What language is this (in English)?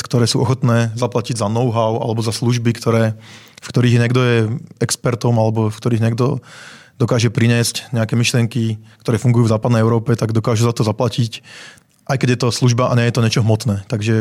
Czech